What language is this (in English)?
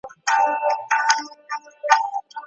Pashto